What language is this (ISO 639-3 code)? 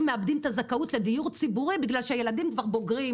heb